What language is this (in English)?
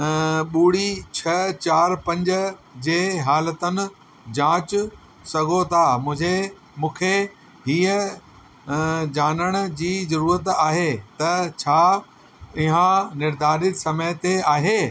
Sindhi